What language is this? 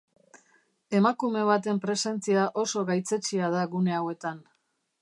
Basque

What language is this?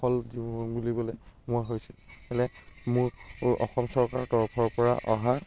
Assamese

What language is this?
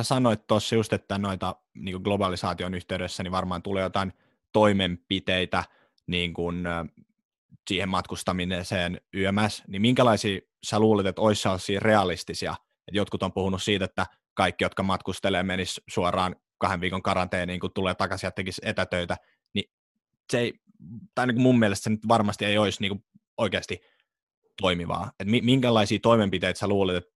Finnish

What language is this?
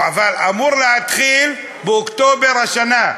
Hebrew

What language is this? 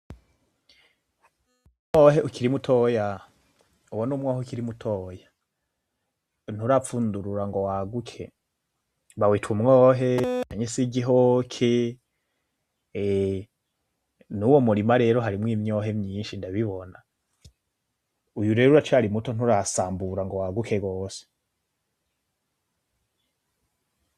Rundi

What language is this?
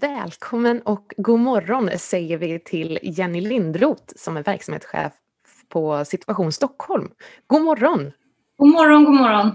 Swedish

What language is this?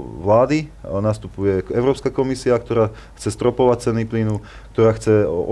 Slovak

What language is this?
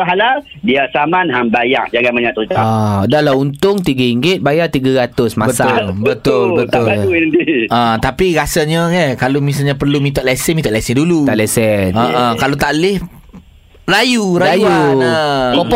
Malay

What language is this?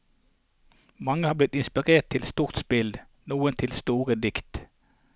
Norwegian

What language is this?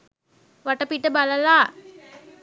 Sinhala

